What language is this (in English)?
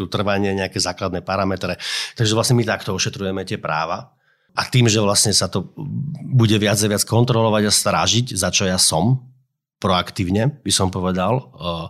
Slovak